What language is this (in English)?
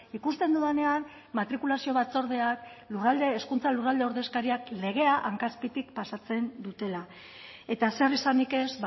Basque